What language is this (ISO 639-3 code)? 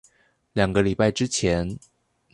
zho